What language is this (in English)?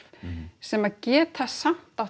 Icelandic